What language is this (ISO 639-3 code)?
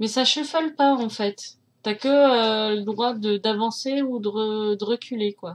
fra